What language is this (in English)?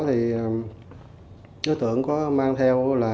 Vietnamese